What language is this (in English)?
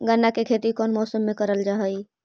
Magahi